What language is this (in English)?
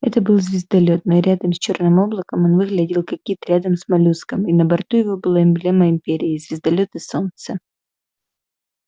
Russian